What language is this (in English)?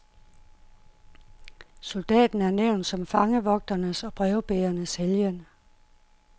Danish